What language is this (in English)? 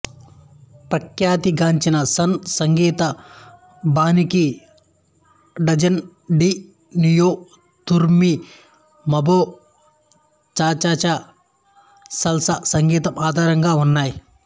Telugu